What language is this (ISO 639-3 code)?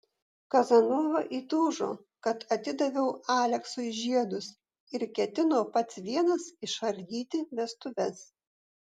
lit